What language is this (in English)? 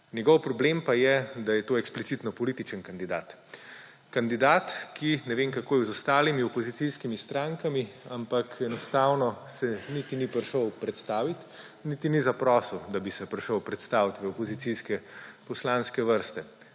Slovenian